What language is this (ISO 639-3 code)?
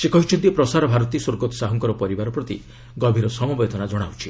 ori